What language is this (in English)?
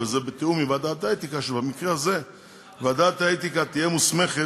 Hebrew